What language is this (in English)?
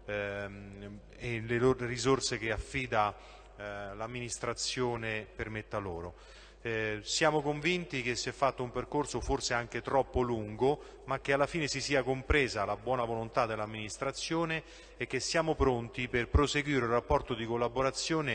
Italian